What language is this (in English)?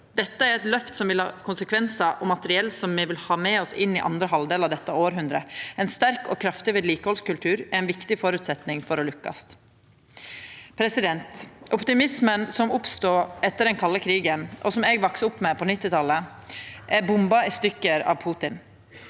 Norwegian